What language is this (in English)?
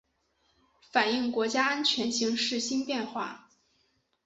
Chinese